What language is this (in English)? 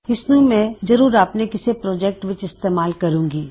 Punjabi